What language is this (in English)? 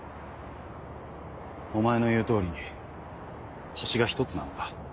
Japanese